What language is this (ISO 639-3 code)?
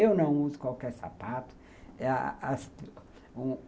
por